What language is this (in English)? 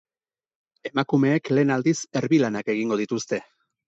Basque